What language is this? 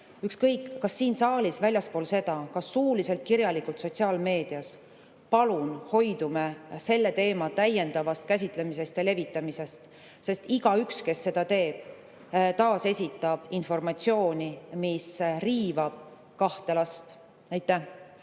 Estonian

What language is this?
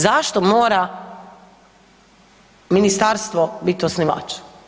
Croatian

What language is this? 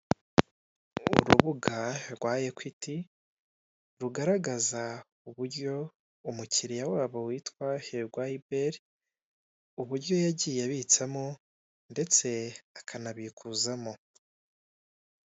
Kinyarwanda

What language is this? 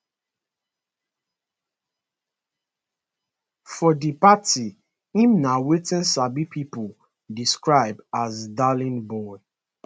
Nigerian Pidgin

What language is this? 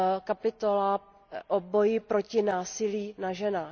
Czech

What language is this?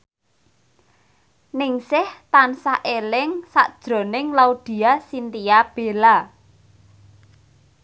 Javanese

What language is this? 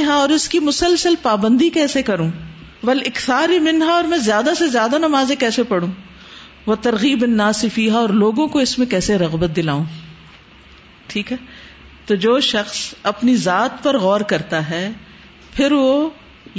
Urdu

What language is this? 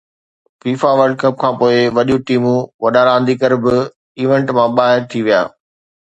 Sindhi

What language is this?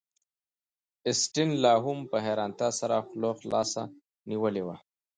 Pashto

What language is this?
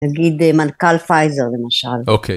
Hebrew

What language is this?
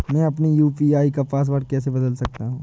Hindi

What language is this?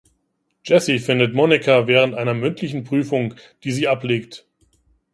German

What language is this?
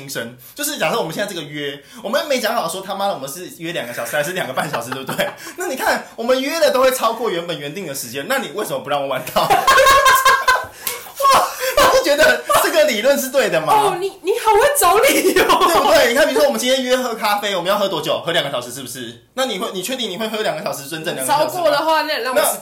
Chinese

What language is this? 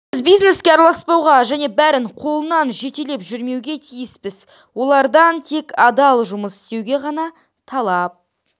Kazakh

